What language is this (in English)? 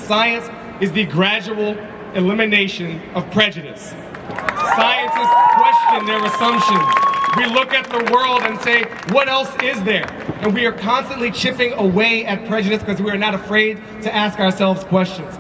English